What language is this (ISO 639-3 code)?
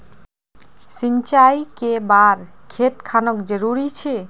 mag